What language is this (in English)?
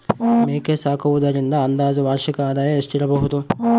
Kannada